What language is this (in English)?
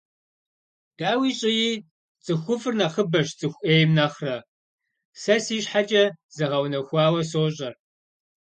Kabardian